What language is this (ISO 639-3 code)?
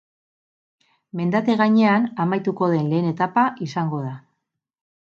eus